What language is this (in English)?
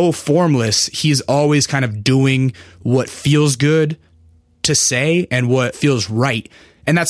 English